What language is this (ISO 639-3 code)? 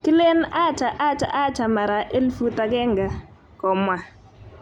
kln